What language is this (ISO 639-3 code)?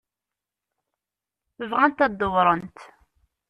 kab